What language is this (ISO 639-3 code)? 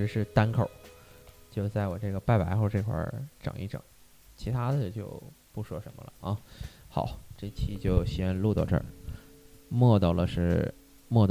zho